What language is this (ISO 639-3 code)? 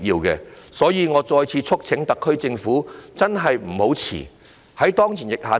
yue